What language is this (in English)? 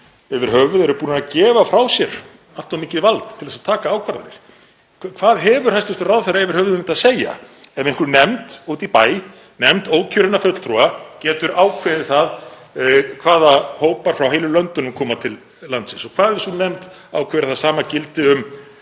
Icelandic